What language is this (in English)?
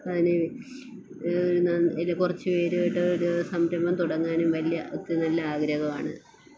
Malayalam